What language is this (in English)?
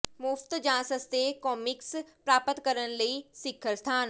Punjabi